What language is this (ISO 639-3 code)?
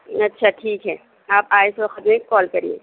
urd